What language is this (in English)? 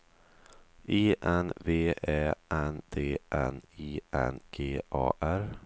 Swedish